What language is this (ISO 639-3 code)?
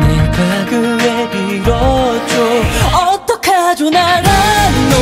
vie